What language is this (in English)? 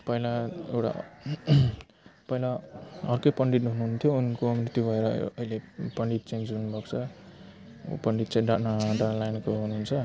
Nepali